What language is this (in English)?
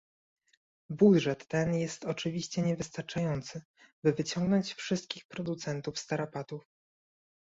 Polish